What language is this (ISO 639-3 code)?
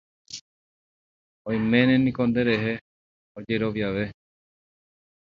grn